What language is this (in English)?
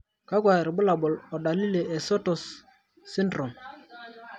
Masai